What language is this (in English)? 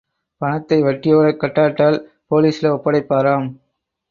Tamil